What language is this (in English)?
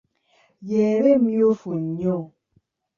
Ganda